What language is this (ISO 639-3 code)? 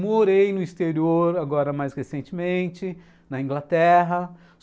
por